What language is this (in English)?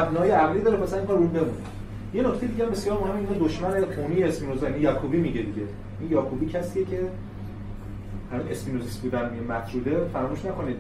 Persian